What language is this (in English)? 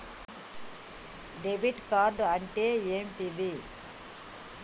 Telugu